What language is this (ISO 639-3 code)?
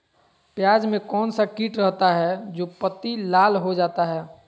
mag